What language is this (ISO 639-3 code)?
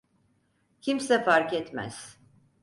tur